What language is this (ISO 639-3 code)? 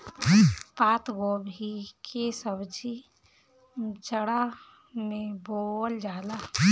bho